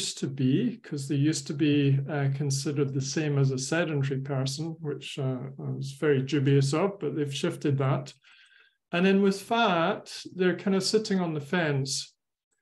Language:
English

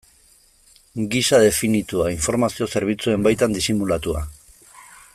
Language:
Basque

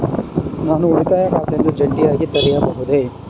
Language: Kannada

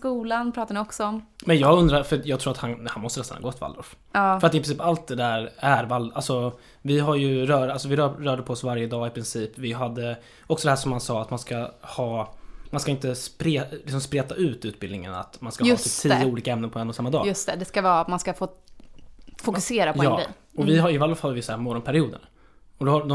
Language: Swedish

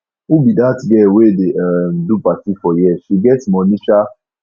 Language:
Nigerian Pidgin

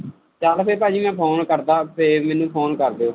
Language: Punjabi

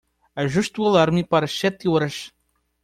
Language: Portuguese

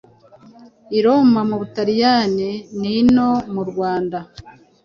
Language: Kinyarwanda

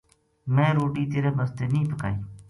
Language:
Gujari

